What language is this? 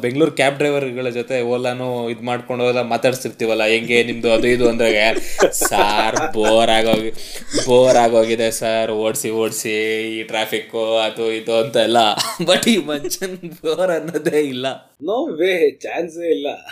Kannada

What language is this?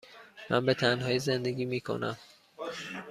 Persian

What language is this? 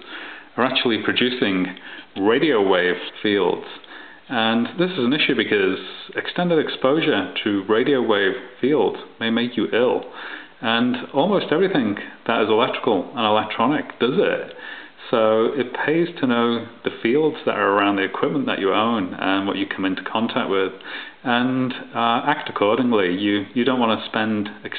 English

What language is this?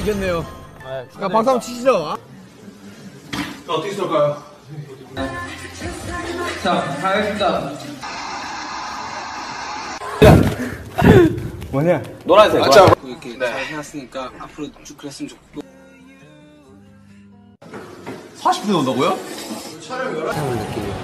Korean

